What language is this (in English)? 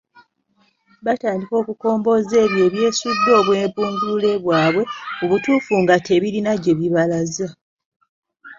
Ganda